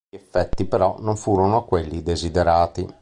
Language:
Italian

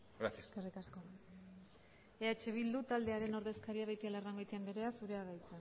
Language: Basque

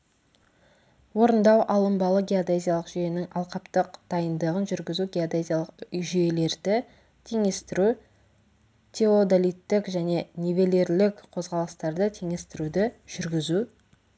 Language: Kazakh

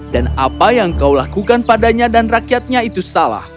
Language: Indonesian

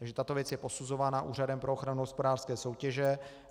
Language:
Czech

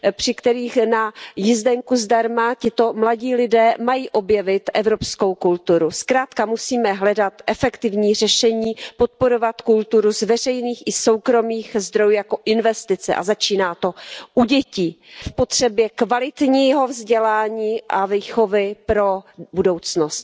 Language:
Czech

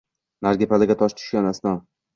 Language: Uzbek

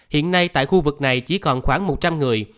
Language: Vietnamese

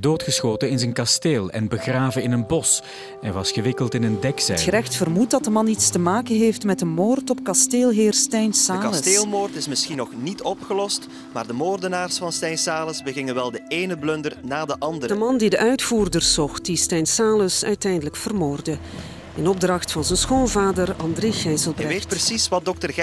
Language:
Dutch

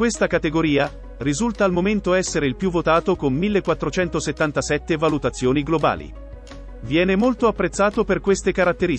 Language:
Italian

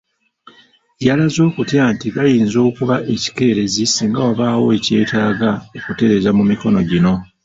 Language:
Ganda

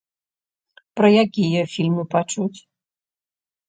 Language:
Belarusian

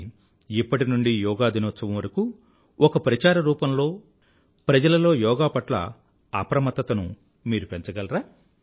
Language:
Telugu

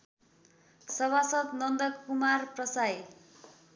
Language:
Nepali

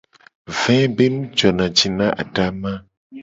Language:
Gen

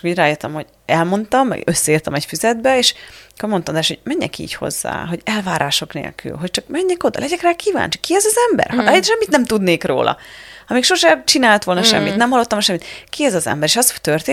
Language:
Hungarian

